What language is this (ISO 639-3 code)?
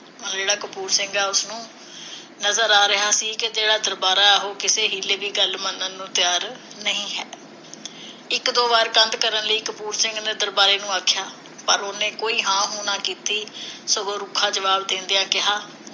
pan